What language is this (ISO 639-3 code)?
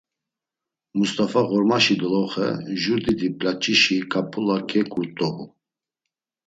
lzz